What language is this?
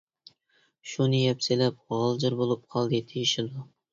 Uyghur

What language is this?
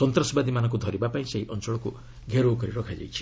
Odia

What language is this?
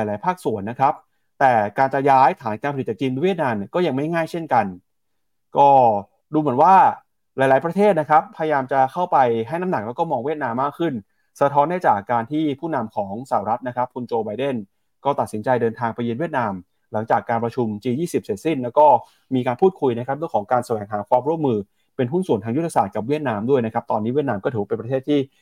Thai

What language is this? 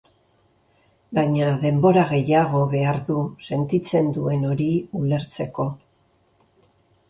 Basque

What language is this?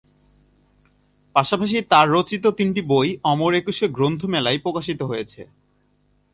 Bangla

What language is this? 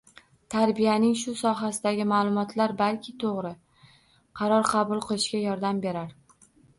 Uzbek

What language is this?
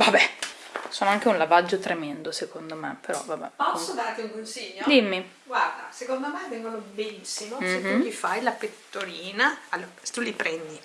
Italian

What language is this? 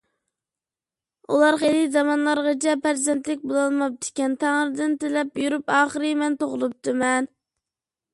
Uyghur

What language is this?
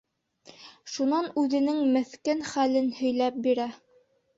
Bashkir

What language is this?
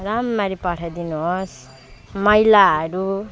Nepali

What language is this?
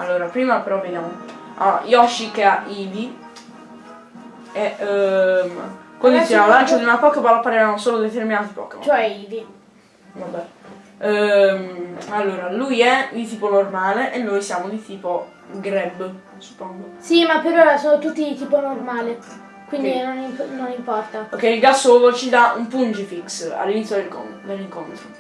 Italian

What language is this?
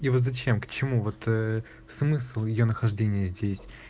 Russian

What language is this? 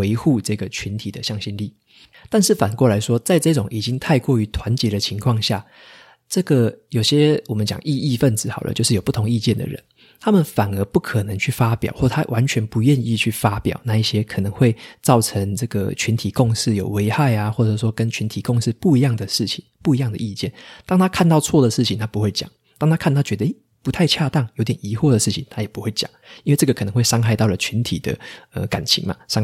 Chinese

